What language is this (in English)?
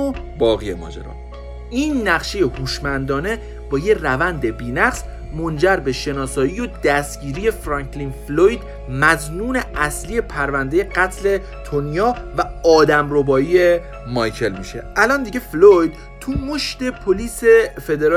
Persian